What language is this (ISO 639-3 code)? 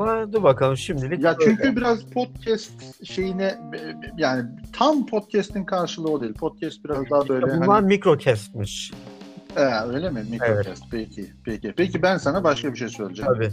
tur